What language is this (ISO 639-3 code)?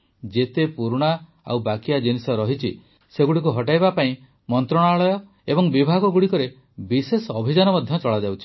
ori